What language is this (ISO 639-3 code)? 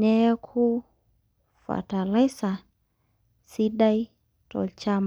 mas